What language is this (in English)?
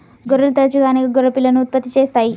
Telugu